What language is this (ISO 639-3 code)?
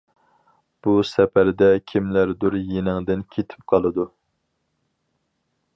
uig